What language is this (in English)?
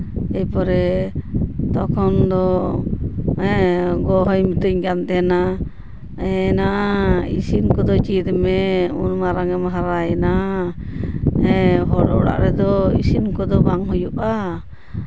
Santali